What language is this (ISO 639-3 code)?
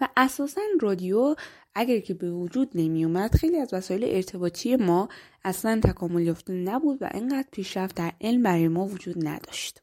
fas